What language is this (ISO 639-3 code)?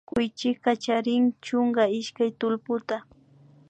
qvi